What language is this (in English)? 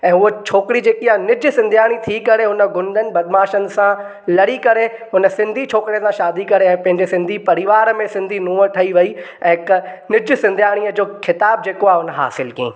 Sindhi